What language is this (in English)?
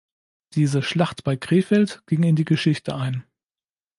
German